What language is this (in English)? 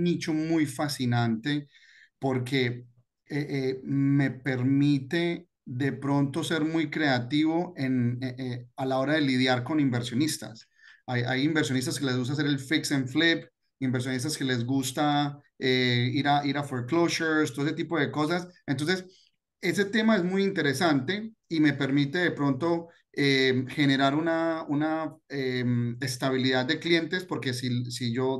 Spanish